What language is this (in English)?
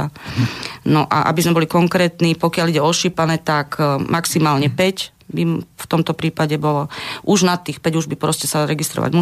Slovak